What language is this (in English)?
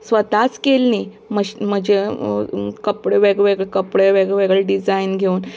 Konkani